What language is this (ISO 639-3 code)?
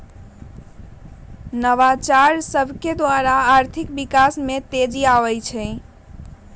mag